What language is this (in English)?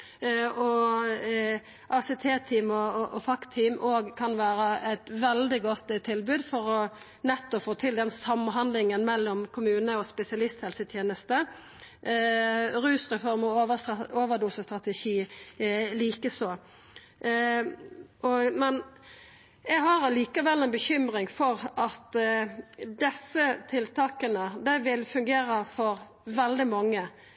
Norwegian Nynorsk